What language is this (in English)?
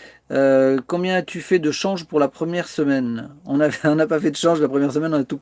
French